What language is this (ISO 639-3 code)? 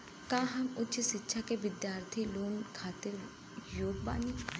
bho